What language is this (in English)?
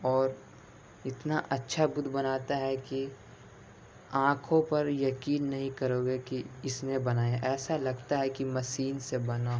Urdu